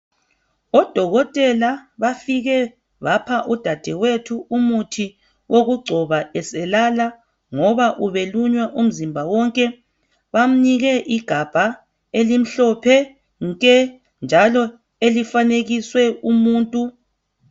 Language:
North Ndebele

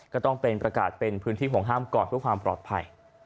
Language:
Thai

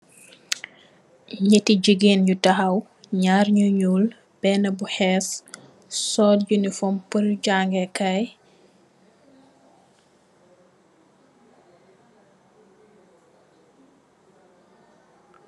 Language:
Wolof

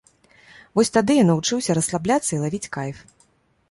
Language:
Belarusian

